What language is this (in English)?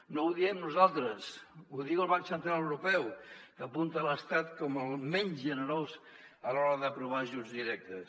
Catalan